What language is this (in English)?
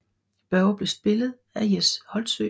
Danish